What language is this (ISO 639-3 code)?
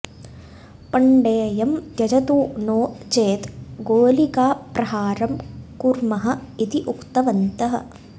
san